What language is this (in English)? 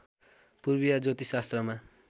Nepali